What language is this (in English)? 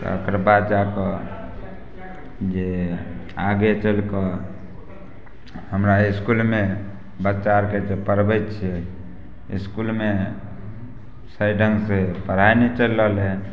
Maithili